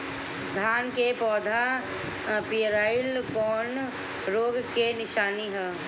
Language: Bhojpuri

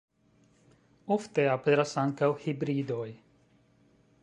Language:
Esperanto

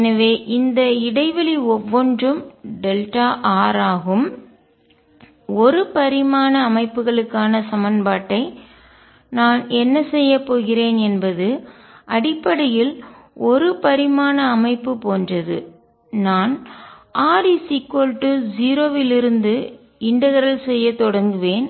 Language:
Tamil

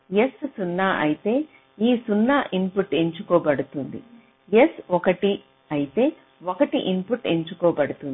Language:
Telugu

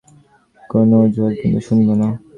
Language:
Bangla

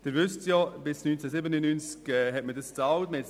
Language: Swiss German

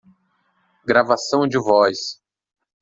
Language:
Portuguese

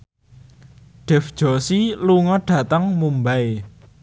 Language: Javanese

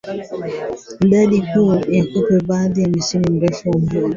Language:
Swahili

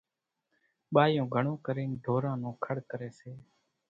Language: Kachi Koli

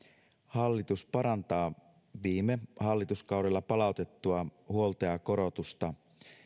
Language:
Finnish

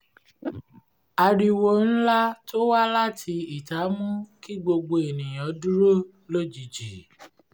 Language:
Yoruba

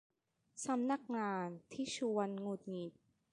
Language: Thai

